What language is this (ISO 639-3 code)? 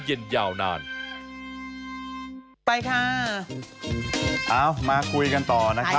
tha